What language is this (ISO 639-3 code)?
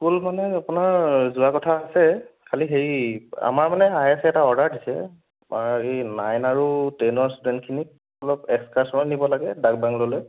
asm